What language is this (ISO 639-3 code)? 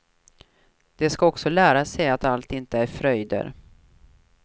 swe